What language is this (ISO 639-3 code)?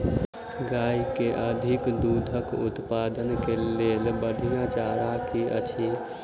mai